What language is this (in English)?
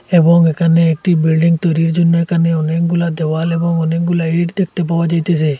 Bangla